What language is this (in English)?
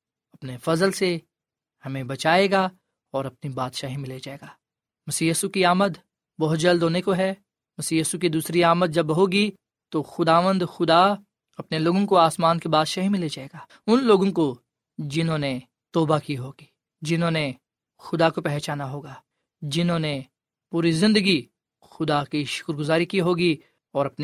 Urdu